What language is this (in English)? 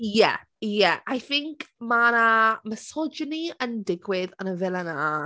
Welsh